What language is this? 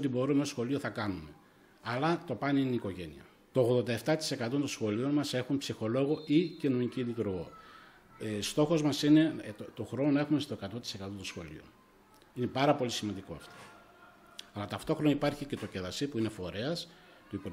Greek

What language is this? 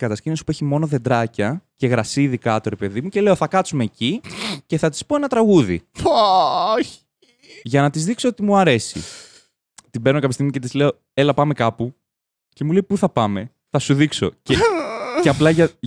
Greek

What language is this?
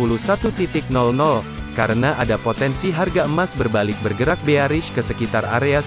Indonesian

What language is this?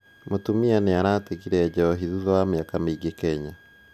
Kikuyu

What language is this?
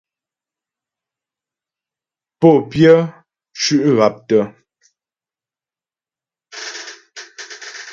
Ghomala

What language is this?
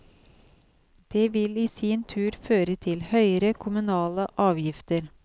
Norwegian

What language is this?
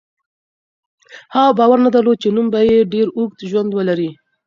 Pashto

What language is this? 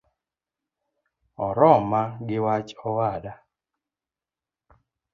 Luo (Kenya and Tanzania)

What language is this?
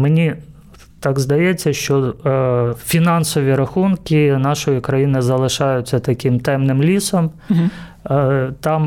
Ukrainian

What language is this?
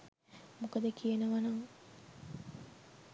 Sinhala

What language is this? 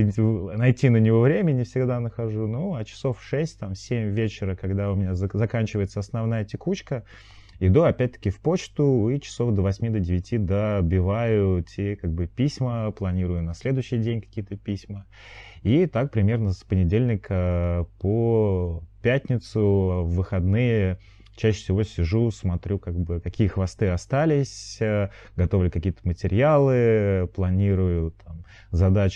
Russian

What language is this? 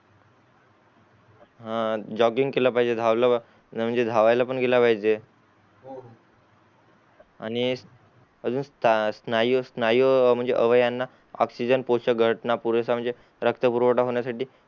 Marathi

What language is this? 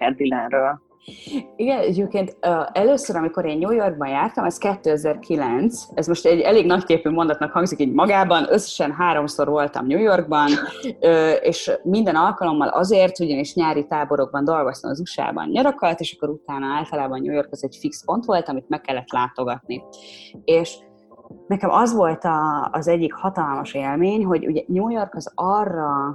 Hungarian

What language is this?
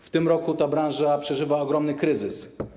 Polish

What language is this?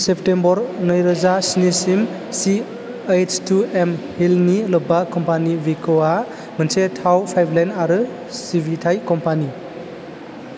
Bodo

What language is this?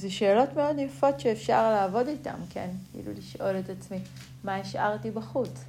Hebrew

